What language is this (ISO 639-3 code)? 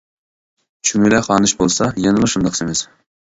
uig